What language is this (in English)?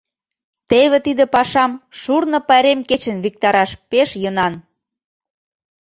Mari